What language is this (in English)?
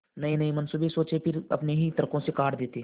Hindi